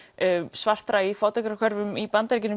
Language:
Icelandic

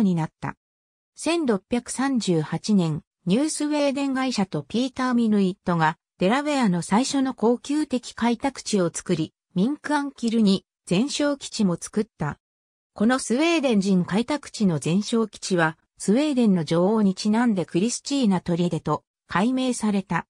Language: Japanese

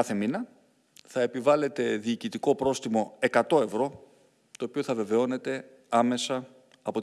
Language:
Greek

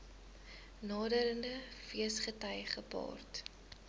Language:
Afrikaans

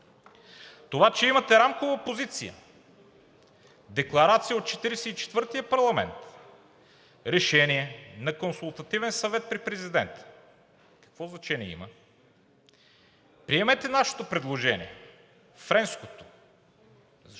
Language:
Bulgarian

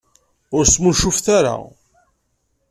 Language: Kabyle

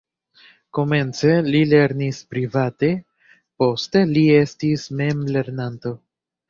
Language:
Esperanto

